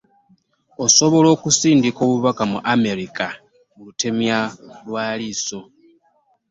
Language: Ganda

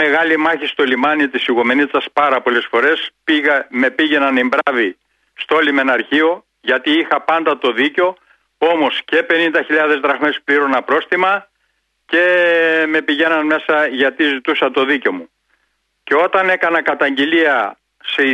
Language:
Greek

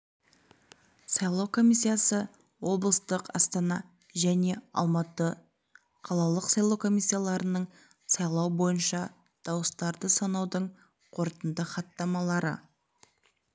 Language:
Kazakh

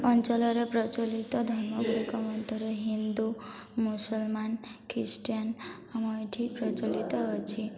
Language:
Odia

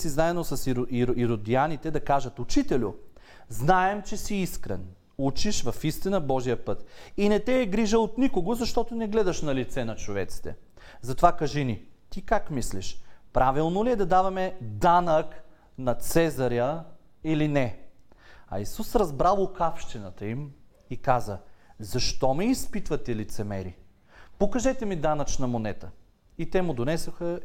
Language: Bulgarian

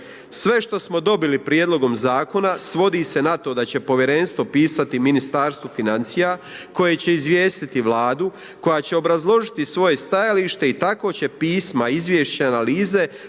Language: Croatian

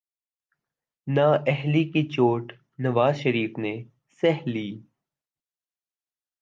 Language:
Urdu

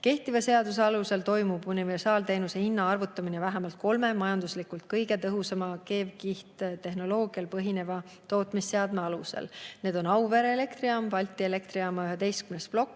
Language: Estonian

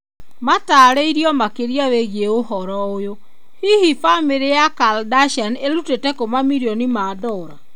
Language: Kikuyu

